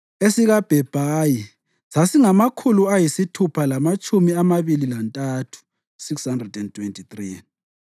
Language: North Ndebele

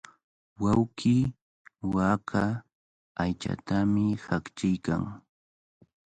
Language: Cajatambo North Lima Quechua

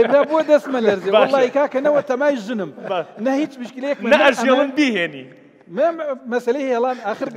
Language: Arabic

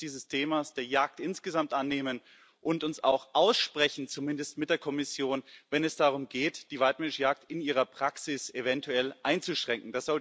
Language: German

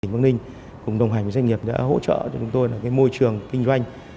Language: Vietnamese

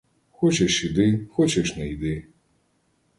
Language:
Ukrainian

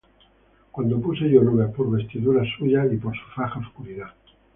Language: Spanish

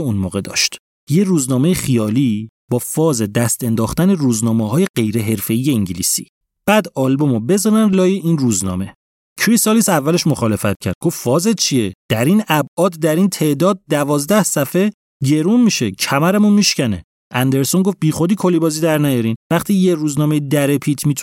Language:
Persian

